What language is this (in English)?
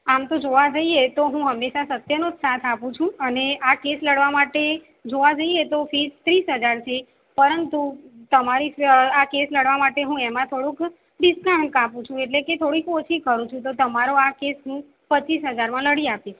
Gujarati